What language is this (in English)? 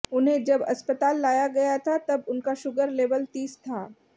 Hindi